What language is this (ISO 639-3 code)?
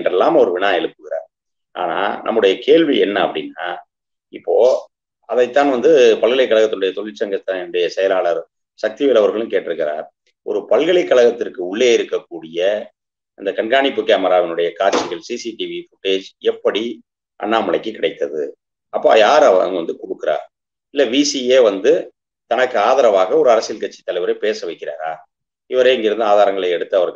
ron